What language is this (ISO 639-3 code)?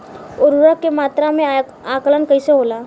bho